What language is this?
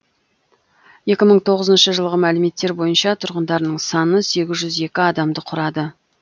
Kazakh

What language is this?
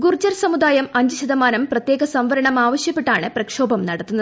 Malayalam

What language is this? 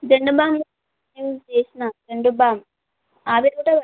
Telugu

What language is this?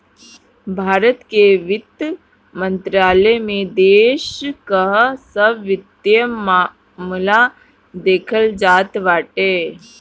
Bhojpuri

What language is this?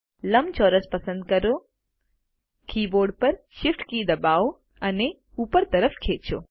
Gujarati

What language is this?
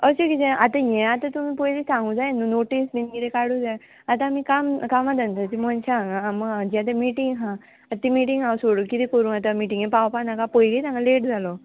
Konkani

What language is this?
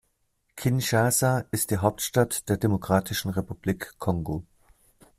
German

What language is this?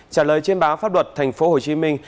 Vietnamese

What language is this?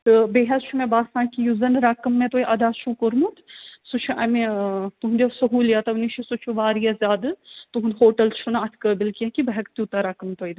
Kashmiri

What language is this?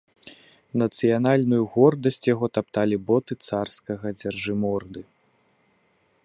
Belarusian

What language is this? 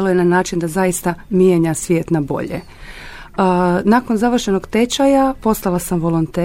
Croatian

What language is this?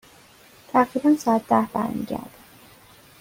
Persian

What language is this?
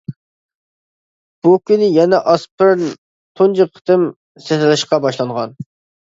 Uyghur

